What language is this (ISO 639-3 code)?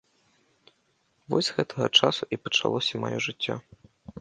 bel